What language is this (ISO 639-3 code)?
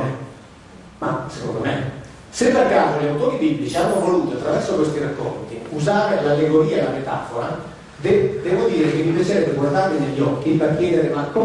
ita